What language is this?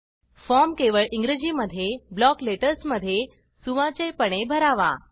Marathi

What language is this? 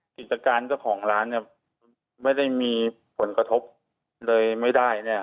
Thai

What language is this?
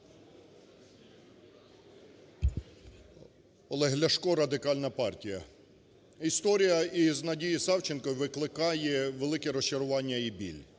Ukrainian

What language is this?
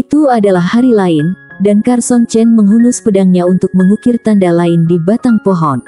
Indonesian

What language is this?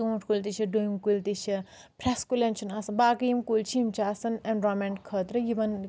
Kashmiri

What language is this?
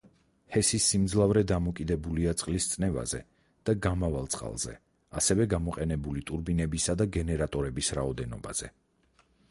Georgian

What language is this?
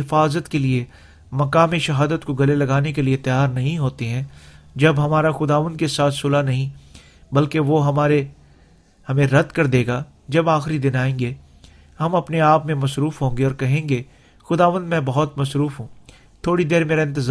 Urdu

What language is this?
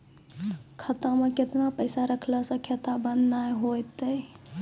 Maithili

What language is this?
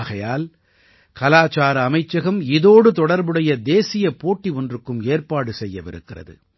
Tamil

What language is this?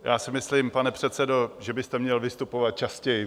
Czech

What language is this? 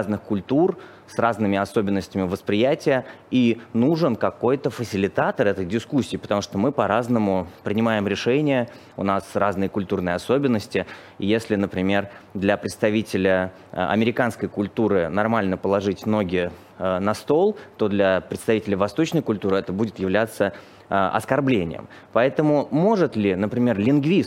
Russian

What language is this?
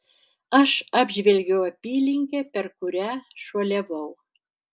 Lithuanian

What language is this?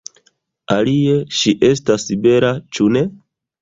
Esperanto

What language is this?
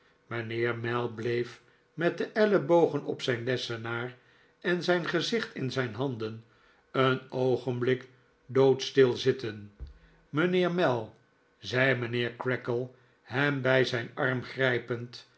Dutch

